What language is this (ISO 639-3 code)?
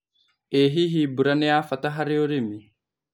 kik